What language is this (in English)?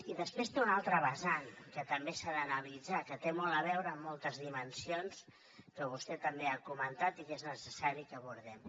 Catalan